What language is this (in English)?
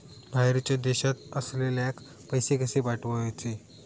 Marathi